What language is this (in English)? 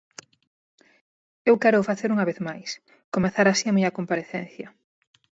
Galician